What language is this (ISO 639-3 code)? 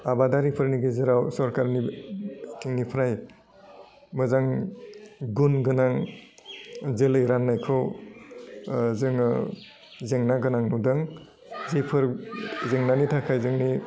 brx